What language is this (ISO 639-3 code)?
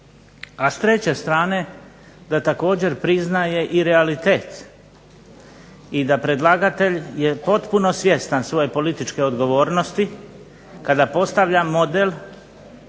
hrv